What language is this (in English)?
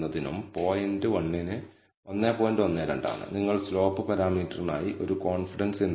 Malayalam